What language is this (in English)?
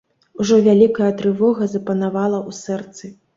Belarusian